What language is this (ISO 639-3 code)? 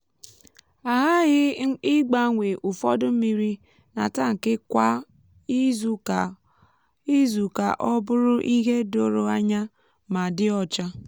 ibo